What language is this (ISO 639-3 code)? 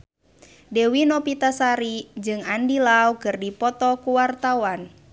sun